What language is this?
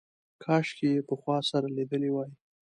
Pashto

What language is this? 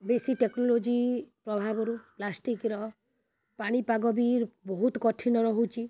Odia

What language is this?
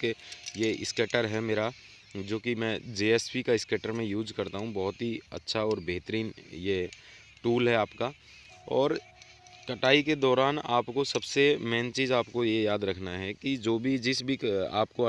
Hindi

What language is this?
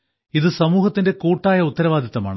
Malayalam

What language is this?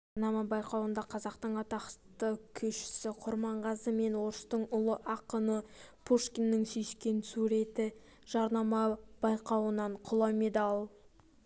Kazakh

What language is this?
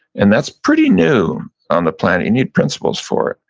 English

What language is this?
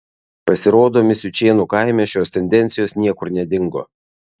Lithuanian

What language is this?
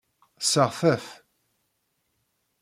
Kabyle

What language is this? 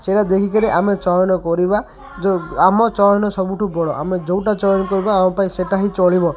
Odia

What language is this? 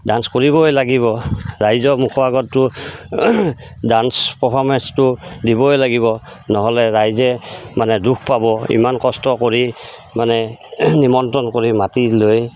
Assamese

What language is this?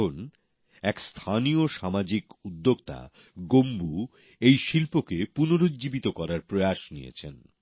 Bangla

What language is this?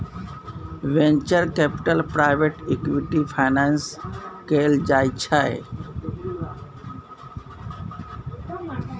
Maithili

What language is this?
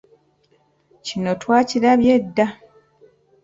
Ganda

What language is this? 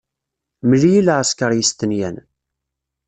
Kabyle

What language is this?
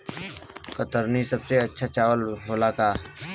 Bhojpuri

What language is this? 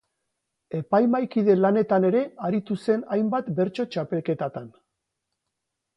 Basque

